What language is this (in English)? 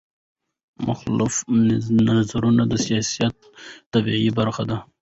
Pashto